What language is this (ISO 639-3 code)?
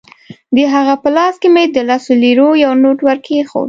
pus